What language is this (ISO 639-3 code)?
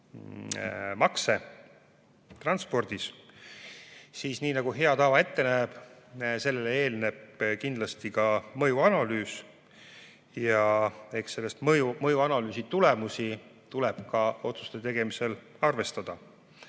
est